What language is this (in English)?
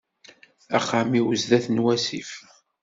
Kabyle